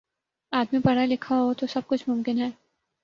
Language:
Urdu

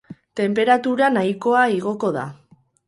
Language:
Basque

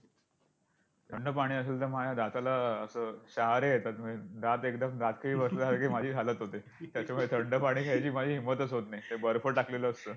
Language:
Marathi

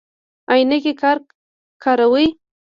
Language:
Pashto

